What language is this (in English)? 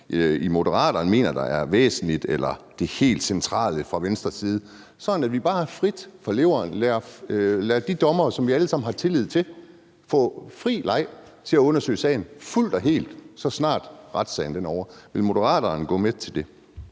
Danish